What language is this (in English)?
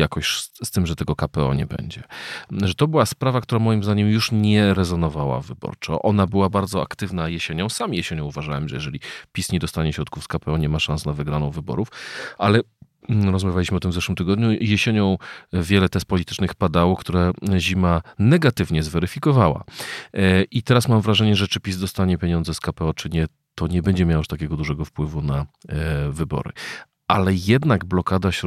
Polish